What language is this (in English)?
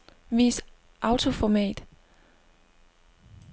Danish